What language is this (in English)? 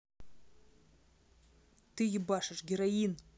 Russian